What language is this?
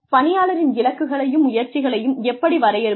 Tamil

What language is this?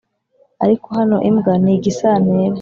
Kinyarwanda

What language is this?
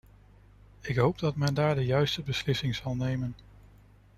Dutch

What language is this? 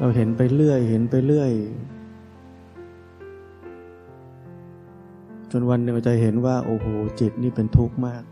Thai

